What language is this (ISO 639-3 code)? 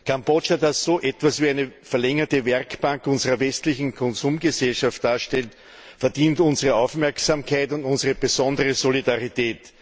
deu